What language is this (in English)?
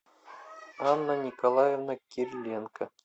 Russian